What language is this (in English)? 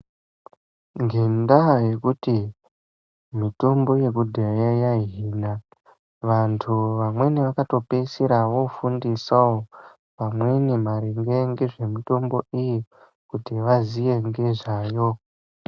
Ndau